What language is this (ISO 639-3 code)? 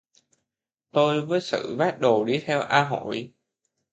vie